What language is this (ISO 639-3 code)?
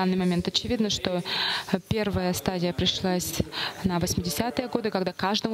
rus